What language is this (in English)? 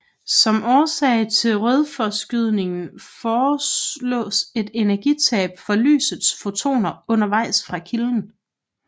Danish